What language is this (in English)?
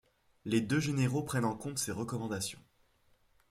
French